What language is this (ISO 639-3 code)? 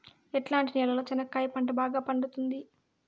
tel